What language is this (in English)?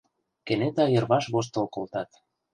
Mari